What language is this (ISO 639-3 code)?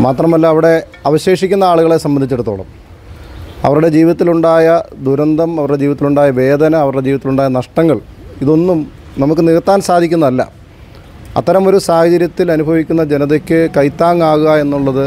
mal